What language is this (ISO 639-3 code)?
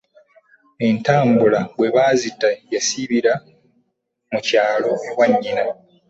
lug